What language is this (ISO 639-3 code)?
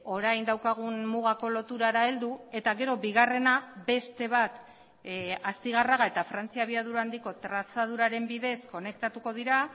eus